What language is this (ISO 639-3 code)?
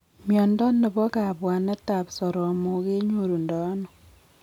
kln